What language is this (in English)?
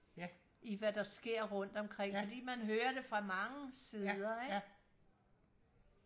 Danish